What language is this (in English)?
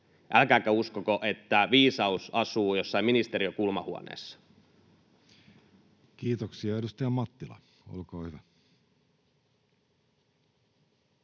Finnish